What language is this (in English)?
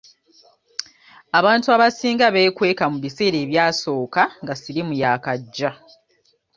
Ganda